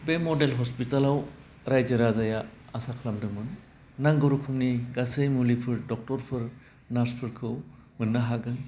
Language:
Bodo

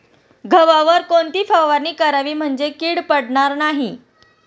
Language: Marathi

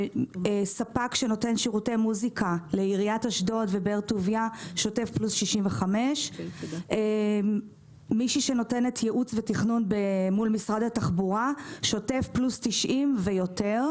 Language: Hebrew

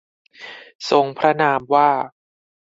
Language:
Thai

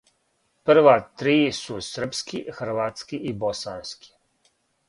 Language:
Serbian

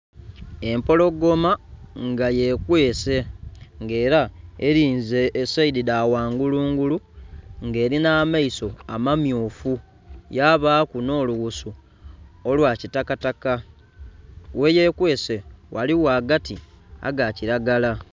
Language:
Soga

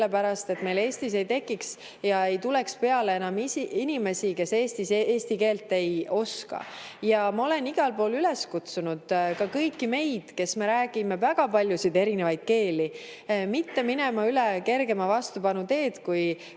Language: Estonian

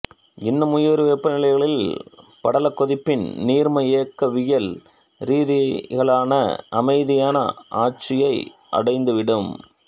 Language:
Tamil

